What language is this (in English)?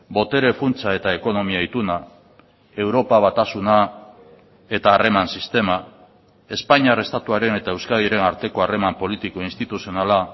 Basque